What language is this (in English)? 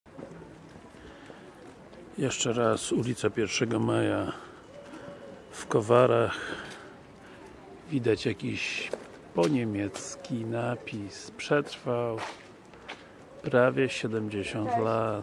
Polish